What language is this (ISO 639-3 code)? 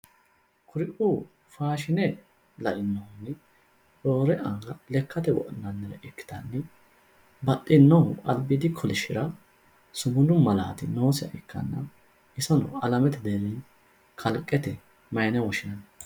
sid